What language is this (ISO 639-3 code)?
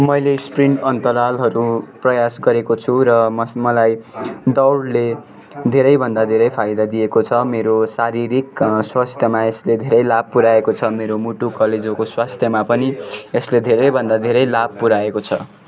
nep